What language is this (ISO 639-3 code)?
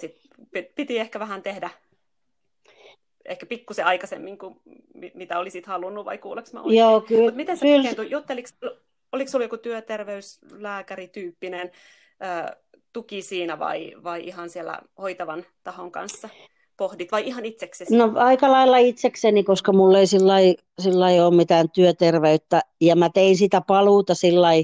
fin